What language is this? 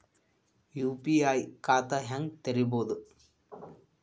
Kannada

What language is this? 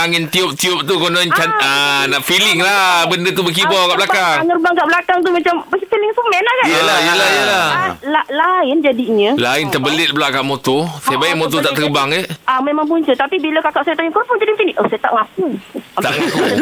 Malay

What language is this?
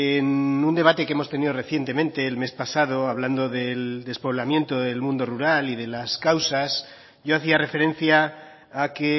Spanish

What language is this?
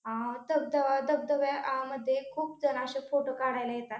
Marathi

